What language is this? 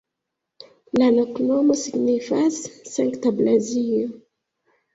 Esperanto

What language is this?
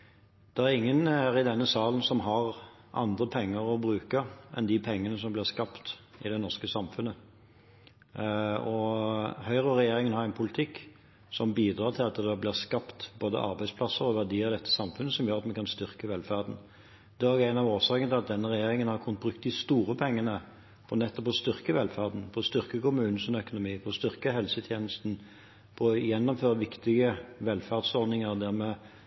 Norwegian Bokmål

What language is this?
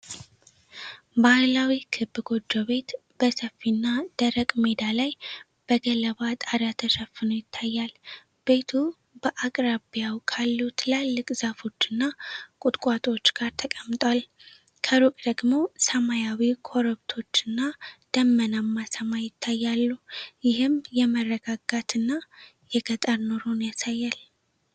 Amharic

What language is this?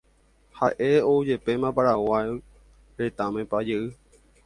Guarani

